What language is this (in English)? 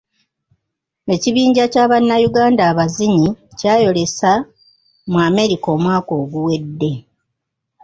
Ganda